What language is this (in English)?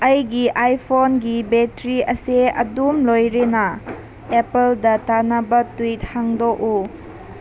Manipuri